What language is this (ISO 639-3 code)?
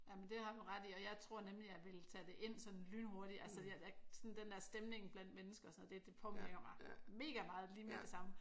dan